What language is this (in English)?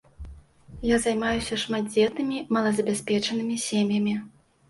Belarusian